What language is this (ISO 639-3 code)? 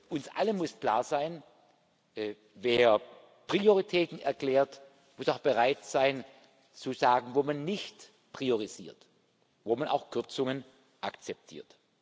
deu